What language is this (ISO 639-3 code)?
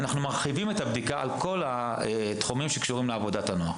heb